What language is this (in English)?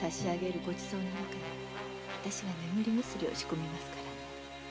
Japanese